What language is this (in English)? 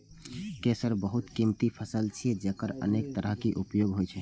Maithili